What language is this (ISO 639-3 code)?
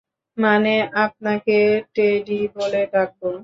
ben